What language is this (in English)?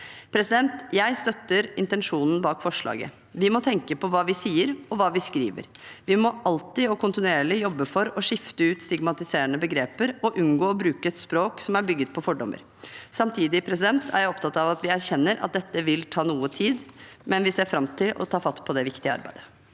Norwegian